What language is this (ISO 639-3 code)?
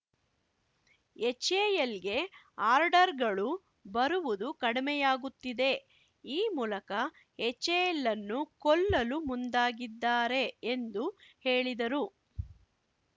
kan